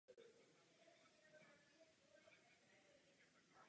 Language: Czech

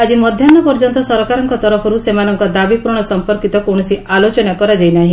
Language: Odia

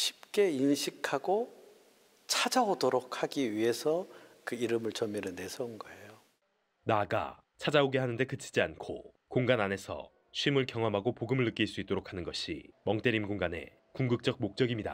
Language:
Korean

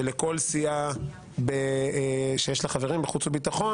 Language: Hebrew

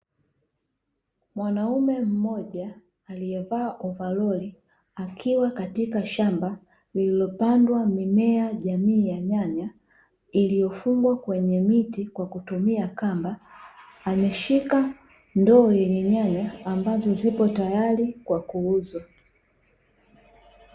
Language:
Swahili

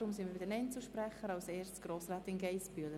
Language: Swiss German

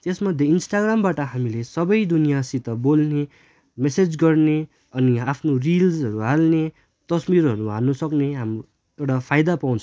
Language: Nepali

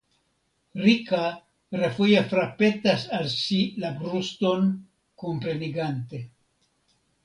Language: Esperanto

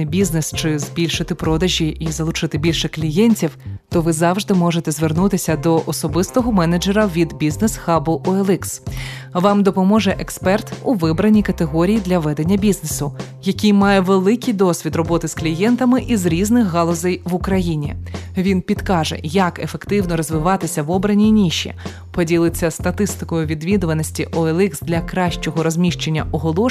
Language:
Ukrainian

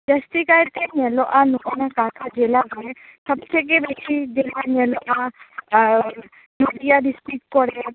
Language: Santali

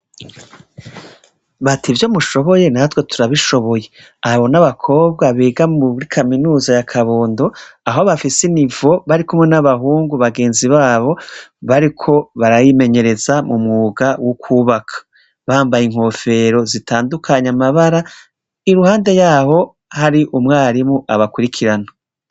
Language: Rundi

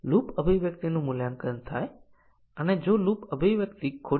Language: Gujarati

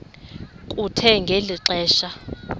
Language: Xhosa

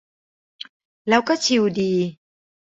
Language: Thai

